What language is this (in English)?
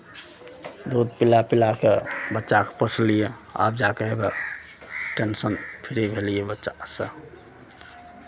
Maithili